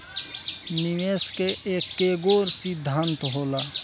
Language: Bhojpuri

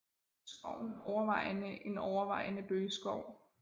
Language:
Danish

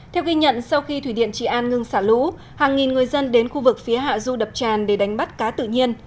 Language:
Vietnamese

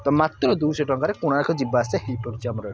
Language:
Odia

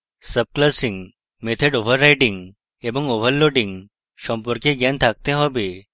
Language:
Bangla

